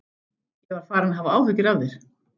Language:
Icelandic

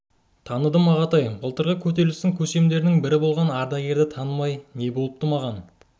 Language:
Kazakh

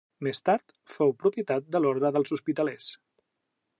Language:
Catalan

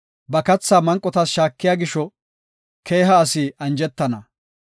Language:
Gofa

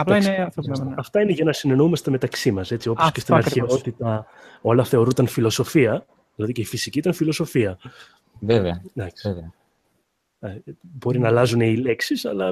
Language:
Greek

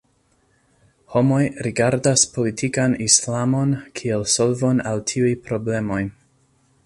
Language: Esperanto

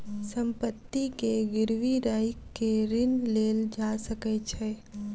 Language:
Maithili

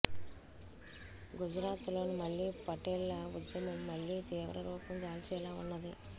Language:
Telugu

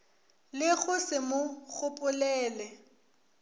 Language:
Northern Sotho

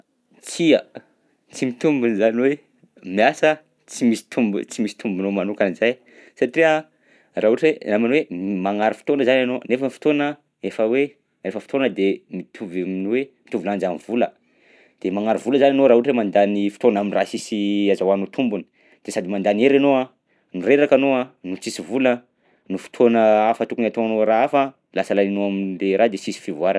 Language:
Southern Betsimisaraka Malagasy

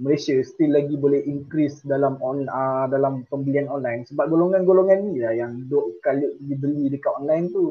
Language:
Malay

